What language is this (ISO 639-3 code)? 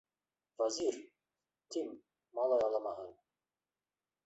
bak